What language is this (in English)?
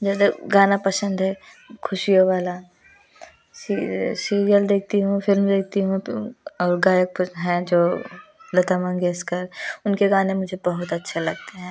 Hindi